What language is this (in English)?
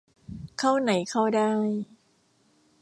Thai